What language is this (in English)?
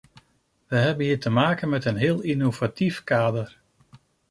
Dutch